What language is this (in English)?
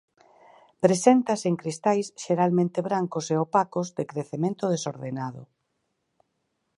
Galician